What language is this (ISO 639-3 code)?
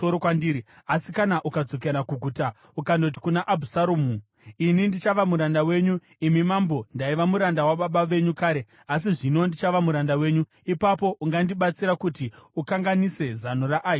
sna